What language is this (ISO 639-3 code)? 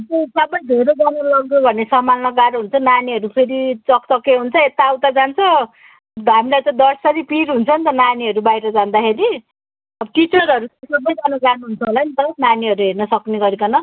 nep